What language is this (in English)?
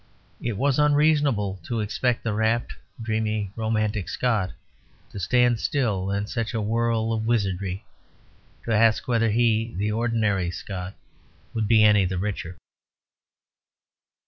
English